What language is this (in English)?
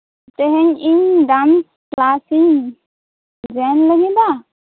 Santali